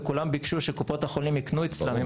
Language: Hebrew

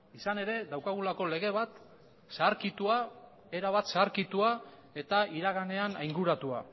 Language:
Basque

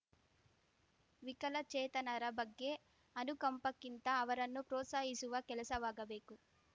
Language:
Kannada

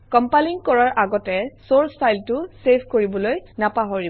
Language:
Assamese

